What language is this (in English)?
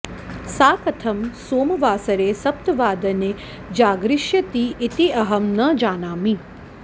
Sanskrit